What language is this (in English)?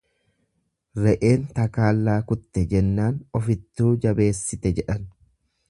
Oromo